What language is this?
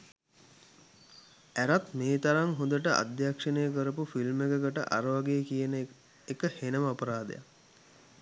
Sinhala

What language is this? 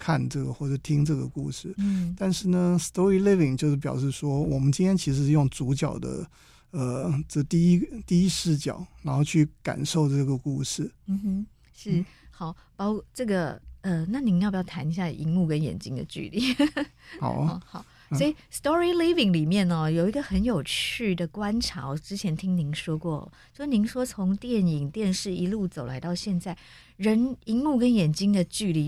Chinese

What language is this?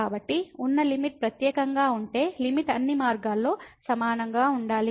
Telugu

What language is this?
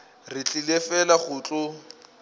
Northern Sotho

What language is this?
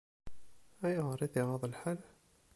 Kabyle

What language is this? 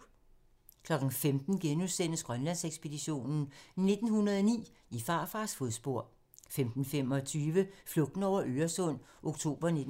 Danish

